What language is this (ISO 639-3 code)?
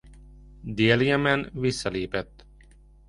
hun